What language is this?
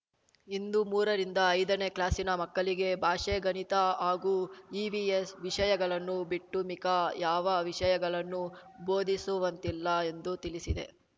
Kannada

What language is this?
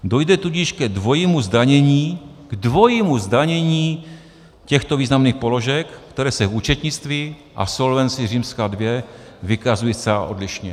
Czech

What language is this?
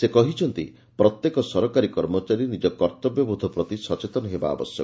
Odia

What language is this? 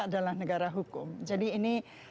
Indonesian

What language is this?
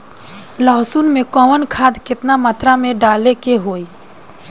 Bhojpuri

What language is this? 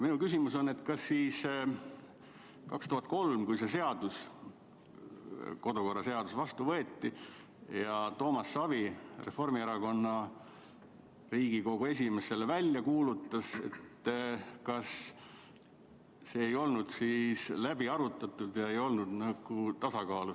Estonian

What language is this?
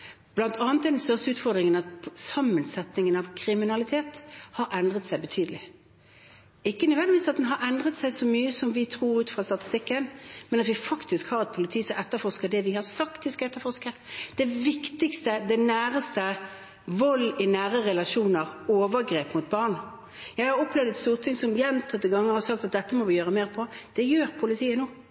Norwegian Bokmål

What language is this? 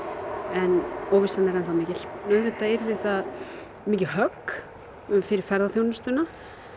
Icelandic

